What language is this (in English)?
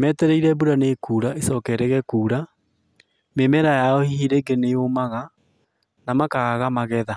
Kikuyu